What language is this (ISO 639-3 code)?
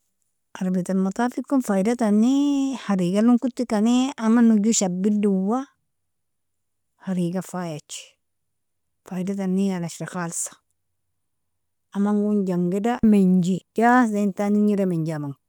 fia